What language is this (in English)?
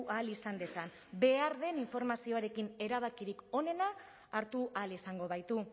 Basque